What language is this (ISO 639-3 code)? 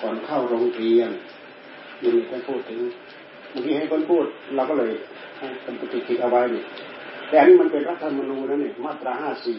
tha